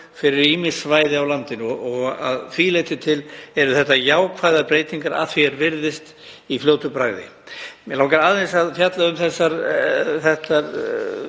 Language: Icelandic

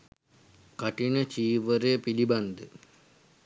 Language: Sinhala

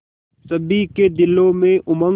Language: Hindi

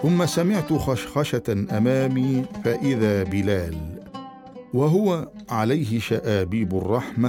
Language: Arabic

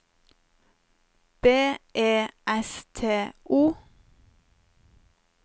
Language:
Norwegian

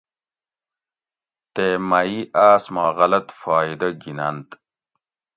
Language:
Gawri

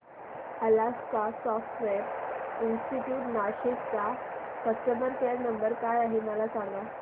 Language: Marathi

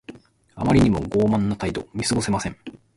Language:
Japanese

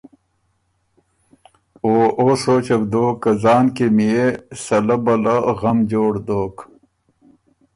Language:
Ormuri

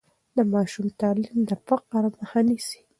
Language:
Pashto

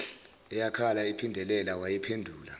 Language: Zulu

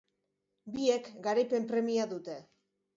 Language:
Basque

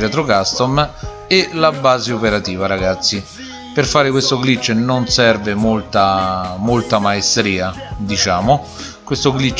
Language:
Italian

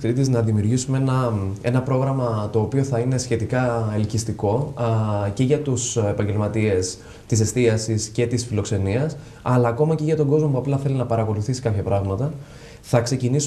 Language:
Greek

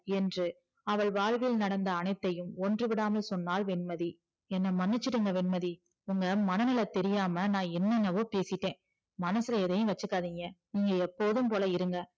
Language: Tamil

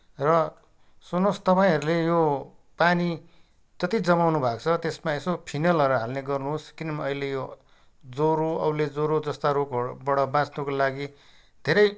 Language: Nepali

